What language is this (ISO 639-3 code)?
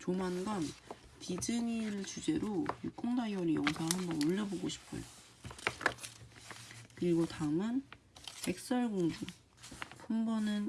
kor